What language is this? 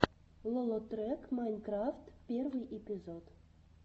Russian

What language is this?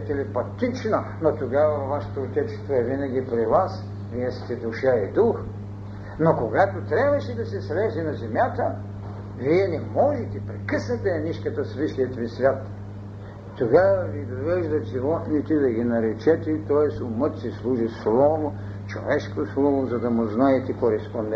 Bulgarian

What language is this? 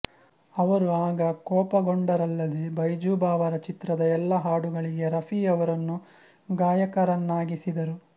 Kannada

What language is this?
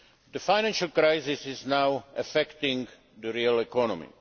English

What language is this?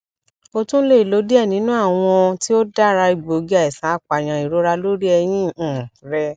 Yoruba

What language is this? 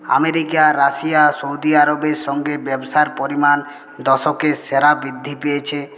Bangla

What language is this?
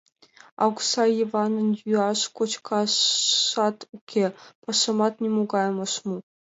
Mari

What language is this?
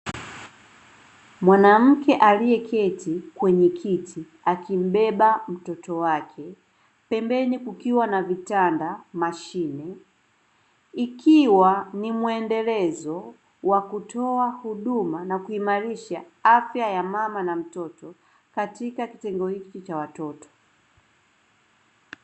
Swahili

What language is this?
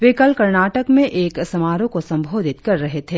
Hindi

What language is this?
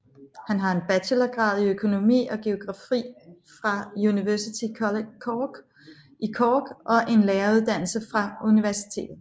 Danish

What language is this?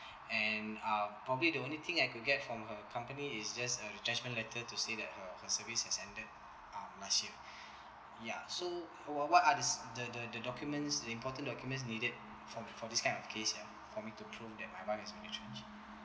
English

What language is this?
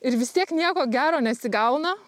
Lithuanian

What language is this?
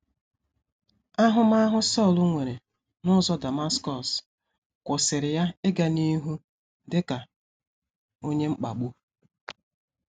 Igbo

